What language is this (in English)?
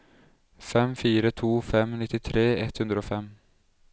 Norwegian